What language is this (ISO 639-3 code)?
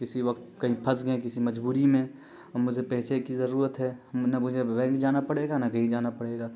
urd